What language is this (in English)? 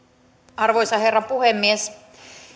Finnish